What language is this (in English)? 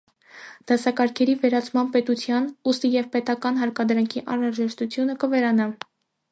Armenian